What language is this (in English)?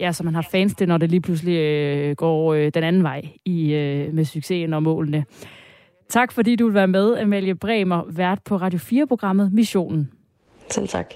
Danish